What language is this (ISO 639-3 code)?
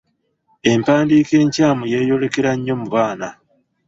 lug